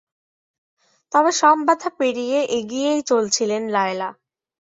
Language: Bangla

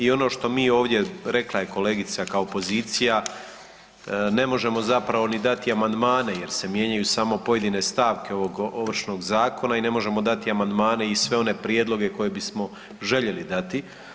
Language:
Croatian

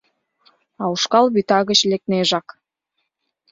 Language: Mari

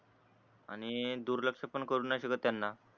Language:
Marathi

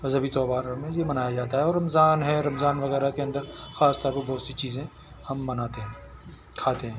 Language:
Urdu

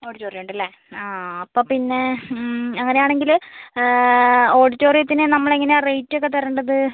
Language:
Malayalam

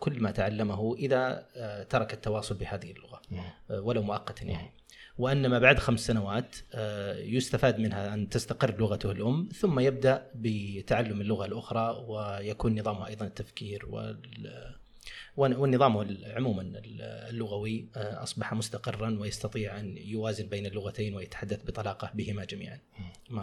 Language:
Arabic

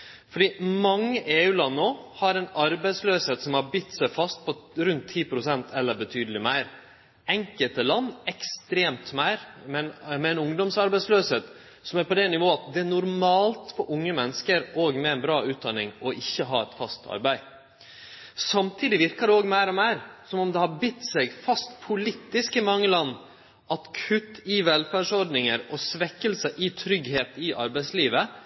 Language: Norwegian Nynorsk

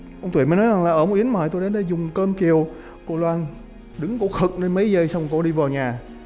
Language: Vietnamese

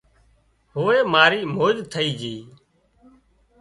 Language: Wadiyara Koli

